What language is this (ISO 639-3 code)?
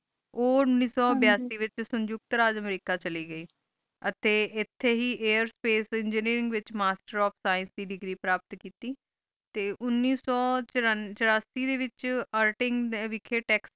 pan